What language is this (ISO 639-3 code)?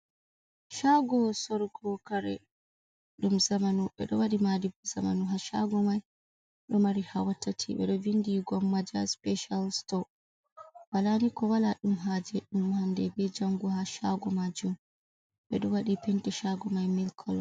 ful